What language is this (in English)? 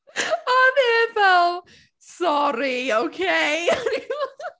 Welsh